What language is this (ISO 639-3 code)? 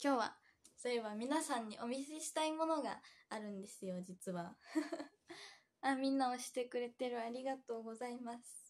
jpn